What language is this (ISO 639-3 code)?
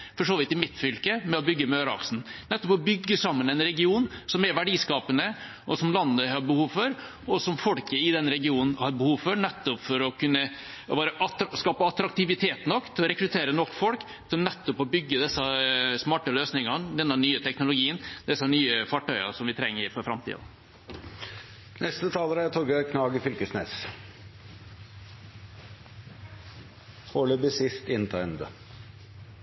nor